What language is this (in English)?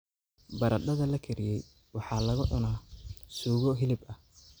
Somali